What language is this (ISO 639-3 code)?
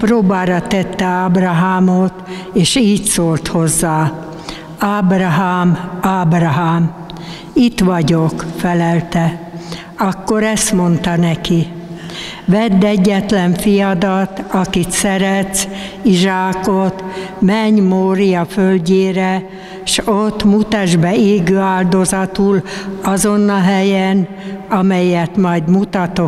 hun